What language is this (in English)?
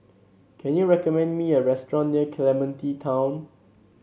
English